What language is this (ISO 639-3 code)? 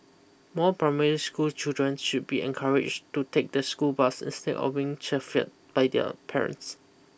eng